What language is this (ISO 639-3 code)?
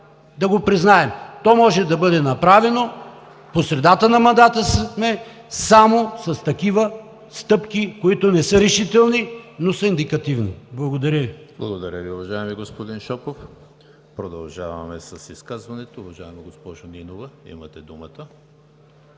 bul